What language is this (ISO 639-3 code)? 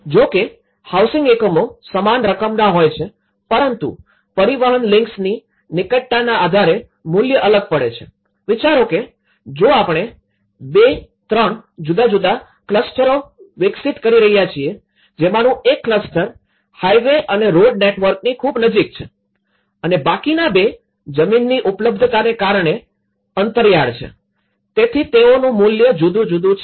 guj